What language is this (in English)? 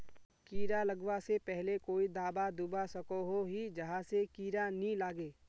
Magahi